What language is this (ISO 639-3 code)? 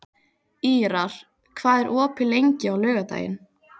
isl